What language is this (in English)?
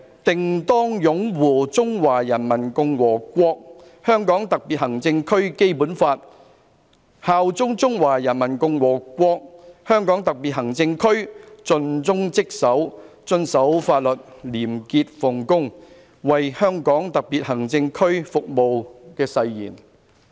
Cantonese